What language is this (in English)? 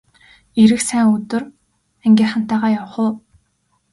Mongolian